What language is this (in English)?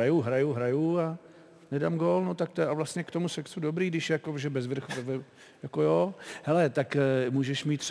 Czech